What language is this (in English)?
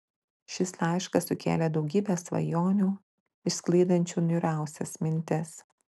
Lithuanian